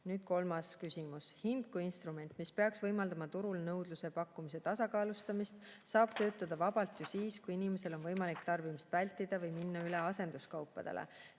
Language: Estonian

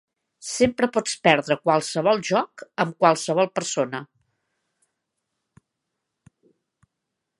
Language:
Catalan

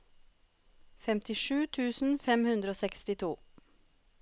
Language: Norwegian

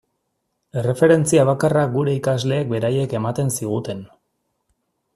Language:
Basque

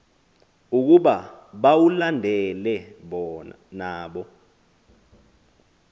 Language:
Xhosa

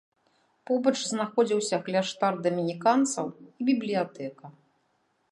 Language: Belarusian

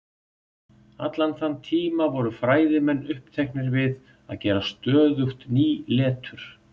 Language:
Icelandic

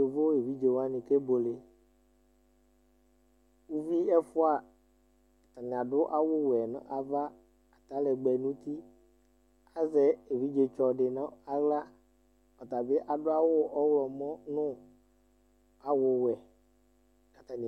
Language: Ikposo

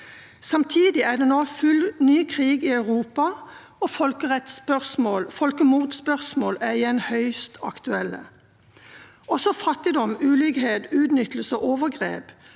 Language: Norwegian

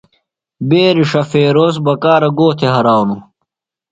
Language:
Phalura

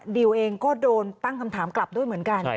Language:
Thai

